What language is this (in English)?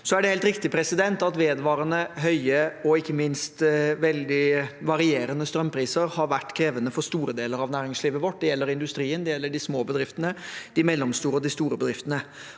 Norwegian